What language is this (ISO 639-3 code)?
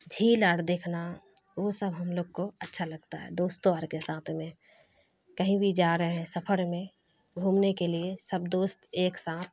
urd